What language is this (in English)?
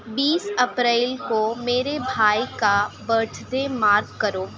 Urdu